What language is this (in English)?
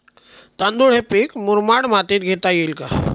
Marathi